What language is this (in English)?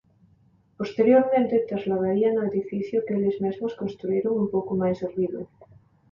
Galician